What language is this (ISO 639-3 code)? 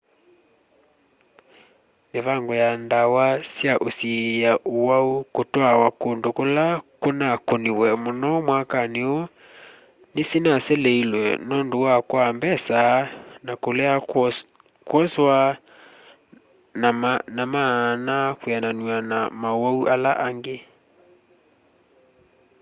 kam